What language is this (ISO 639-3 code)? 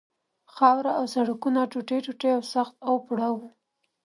pus